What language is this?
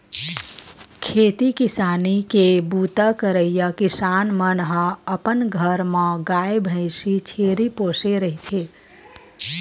Chhattisgarhi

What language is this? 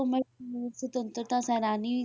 Punjabi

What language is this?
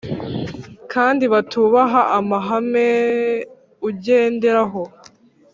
Kinyarwanda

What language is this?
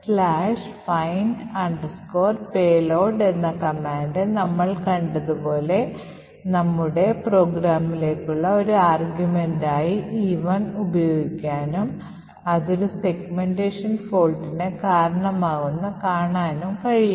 Malayalam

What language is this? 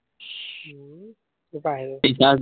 Assamese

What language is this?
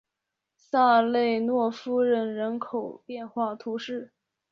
Chinese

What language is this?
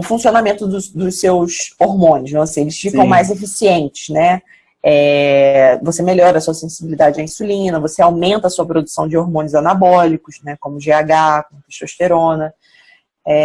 Portuguese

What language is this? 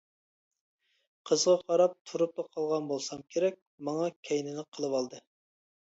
Uyghur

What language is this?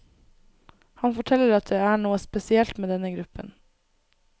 Norwegian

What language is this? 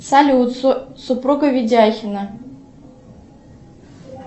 Russian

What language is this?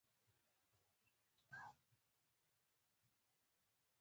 Pashto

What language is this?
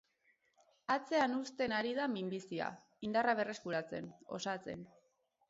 Basque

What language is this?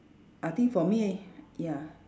English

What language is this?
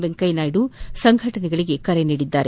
Kannada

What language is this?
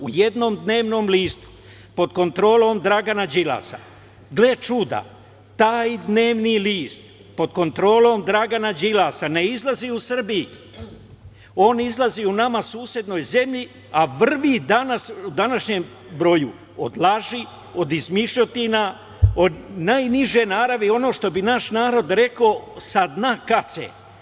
Serbian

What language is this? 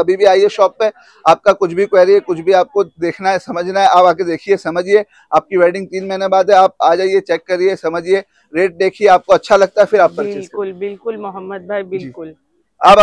Hindi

